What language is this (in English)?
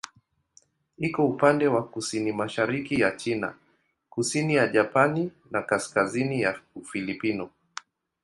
Swahili